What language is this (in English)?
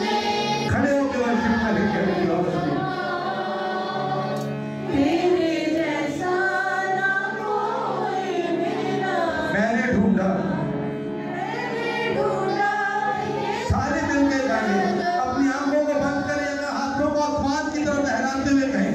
Arabic